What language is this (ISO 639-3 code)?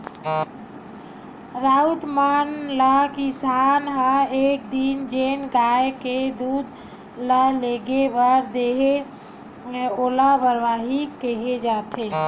hne